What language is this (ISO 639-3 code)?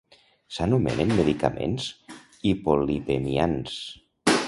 cat